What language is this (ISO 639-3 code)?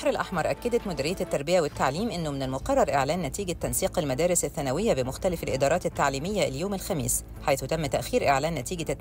ara